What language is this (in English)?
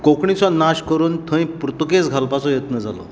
Konkani